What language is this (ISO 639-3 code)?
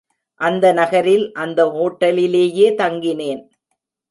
tam